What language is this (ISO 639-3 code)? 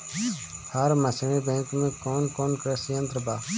bho